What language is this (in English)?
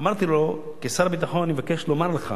Hebrew